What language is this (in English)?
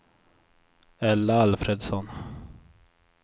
Swedish